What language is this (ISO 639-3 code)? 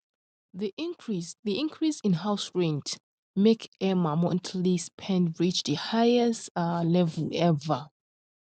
pcm